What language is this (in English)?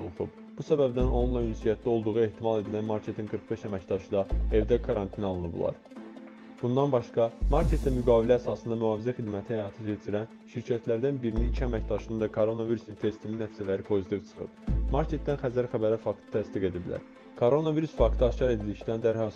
Turkish